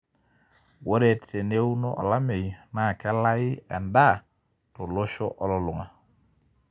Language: Masai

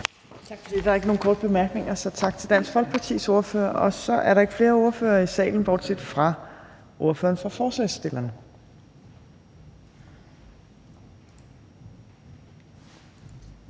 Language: Danish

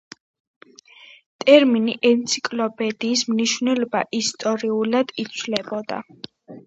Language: Georgian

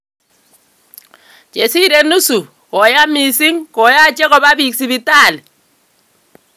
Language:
Kalenjin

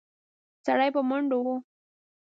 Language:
Pashto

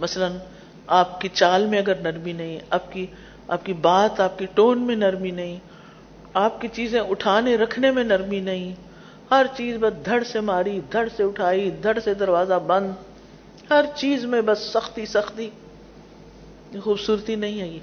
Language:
Urdu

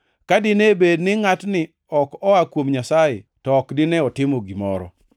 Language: Luo (Kenya and Tanzania)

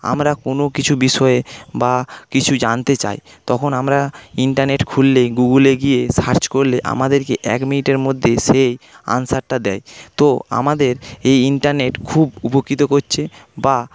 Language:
Bangla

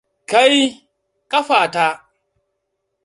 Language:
Hausa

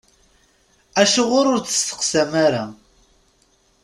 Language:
Kabyle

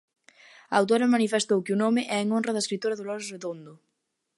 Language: Galician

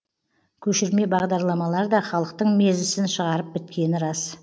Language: Kazakh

